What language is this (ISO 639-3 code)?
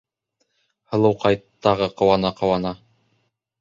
bak